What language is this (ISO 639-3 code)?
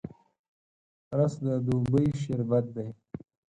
pus